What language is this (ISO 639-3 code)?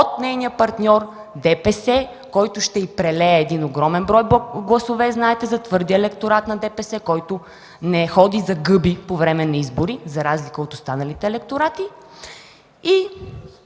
bul